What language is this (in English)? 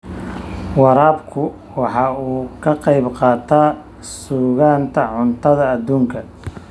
Somali